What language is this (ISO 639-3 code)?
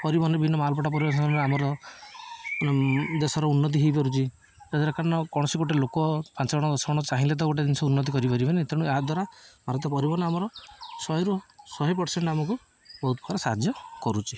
ori